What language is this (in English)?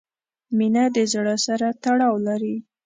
Pashto